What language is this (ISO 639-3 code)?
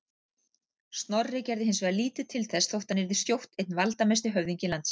isl